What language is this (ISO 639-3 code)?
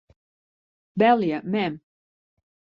fry